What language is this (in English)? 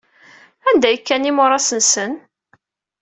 Kabyle